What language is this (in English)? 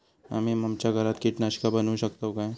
Marathi